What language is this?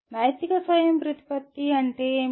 Telugu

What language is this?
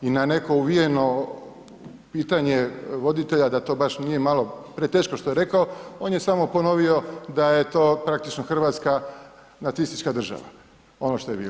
Croatian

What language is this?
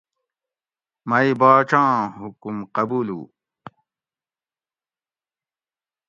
Gawri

